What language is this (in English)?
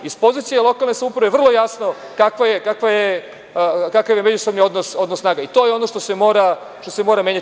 Serbian